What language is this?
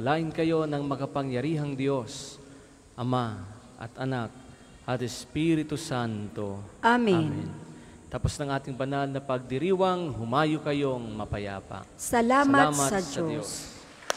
Filipino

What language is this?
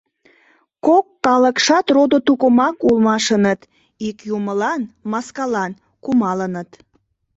Mari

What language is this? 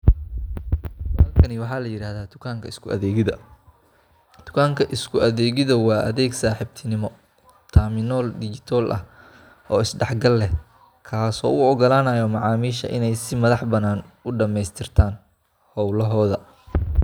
Somali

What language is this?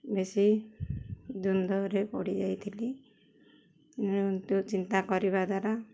Odia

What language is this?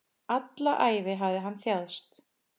Icelandic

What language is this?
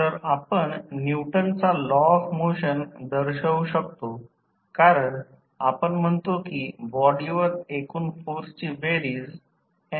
Marathi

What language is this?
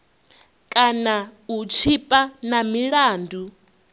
Venda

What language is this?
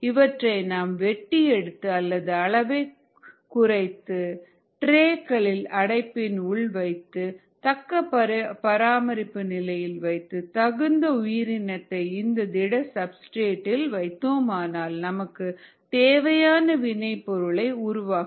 Tamil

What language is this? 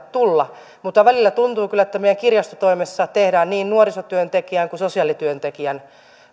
Finnish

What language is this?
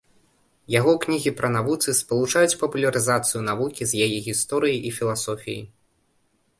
Belarusian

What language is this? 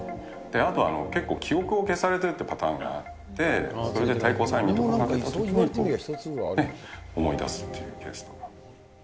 Japanese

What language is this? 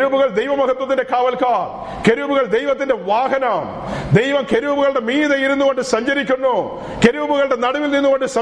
Malayalam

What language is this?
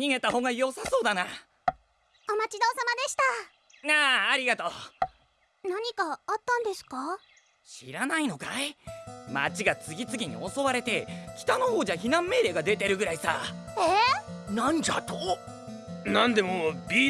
Japanese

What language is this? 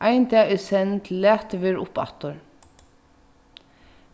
Faroese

